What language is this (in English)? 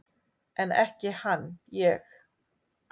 Icelandic